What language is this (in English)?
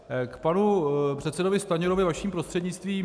Czech